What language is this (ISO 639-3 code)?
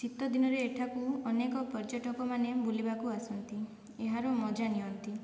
ori